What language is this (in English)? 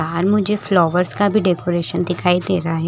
Hindi